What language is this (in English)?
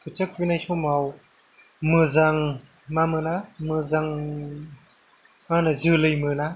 Bodo